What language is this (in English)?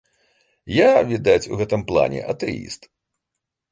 Belarusian